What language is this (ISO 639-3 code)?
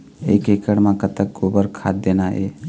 hne